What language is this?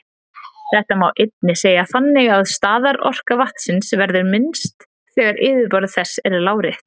Icelandic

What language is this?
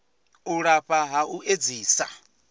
Venda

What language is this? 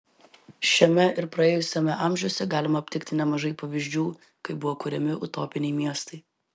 Lithuanian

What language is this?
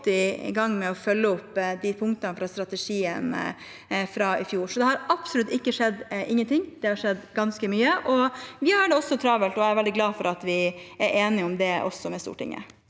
Norwegian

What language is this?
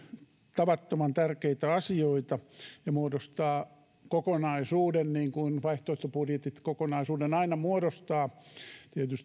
Finnish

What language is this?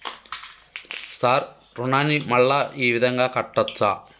Telugu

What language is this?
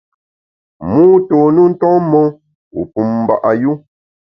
Bamun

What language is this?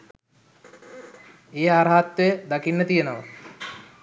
Sinhala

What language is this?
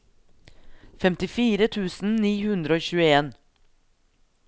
Norwegian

